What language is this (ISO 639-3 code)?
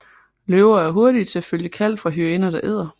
dan